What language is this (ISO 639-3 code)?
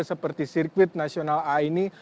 ind